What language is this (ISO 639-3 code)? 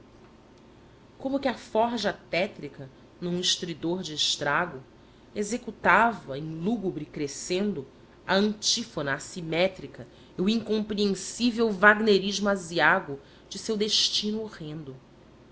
por